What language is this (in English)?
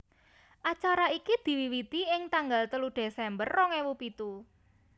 Javanese